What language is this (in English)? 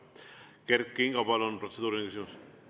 Estonian